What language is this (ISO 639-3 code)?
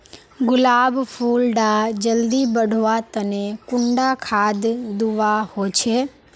mag